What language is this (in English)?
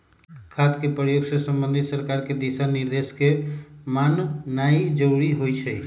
Magahi